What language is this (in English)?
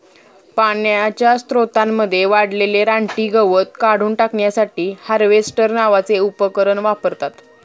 Marathi